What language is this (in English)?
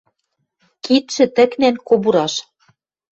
Western Mari